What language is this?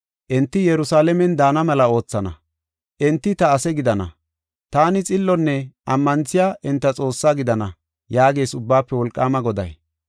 Gofa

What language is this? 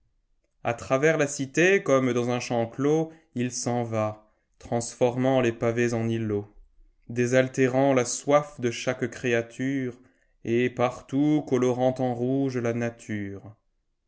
French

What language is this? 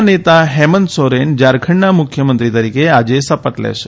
Gujarati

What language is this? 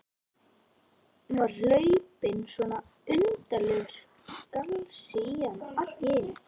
Icelandic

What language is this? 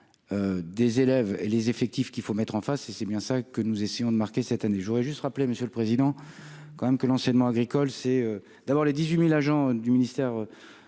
French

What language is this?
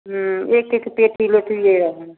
Maithili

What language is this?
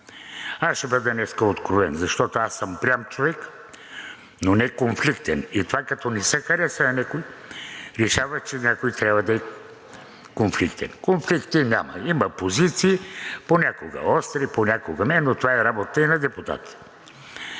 Bulgarian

